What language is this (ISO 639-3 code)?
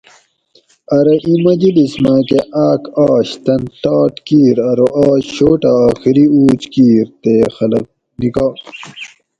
gwc